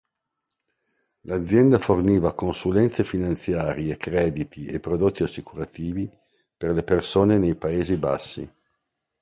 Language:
Italian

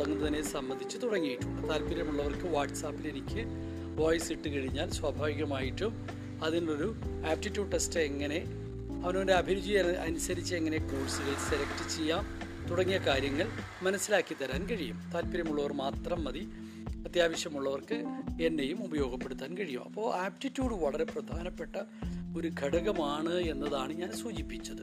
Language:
Malayalam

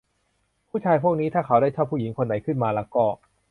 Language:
Thai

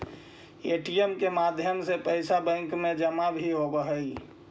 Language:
Magahi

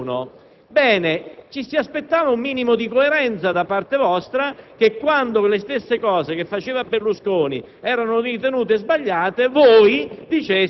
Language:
Italian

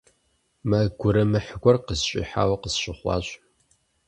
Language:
Kabardian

